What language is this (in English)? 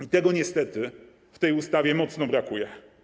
Polish